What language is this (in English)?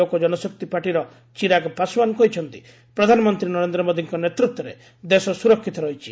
Odia